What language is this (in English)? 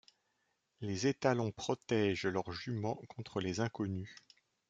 French